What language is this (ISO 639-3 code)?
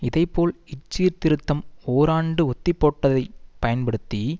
tam